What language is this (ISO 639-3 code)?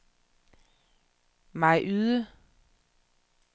dan